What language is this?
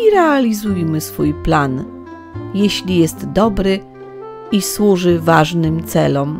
Polish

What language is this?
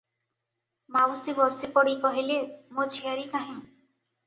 Odia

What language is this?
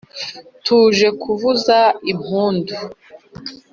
Kinyarwanda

